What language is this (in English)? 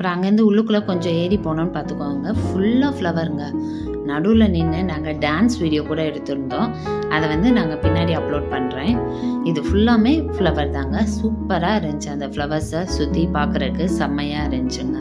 Tamil